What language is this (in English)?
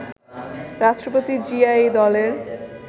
Bangla